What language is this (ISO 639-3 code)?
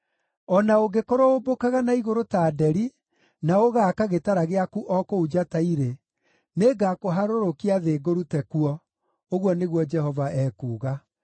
kik